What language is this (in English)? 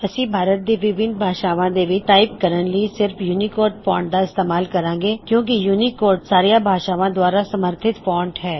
Punjabi